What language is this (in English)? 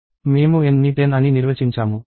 Telugu